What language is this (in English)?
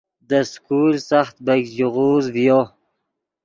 Yidgha